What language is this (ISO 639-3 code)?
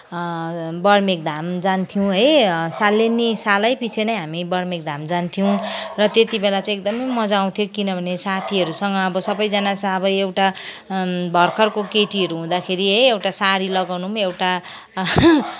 nep